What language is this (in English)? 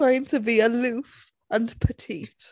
English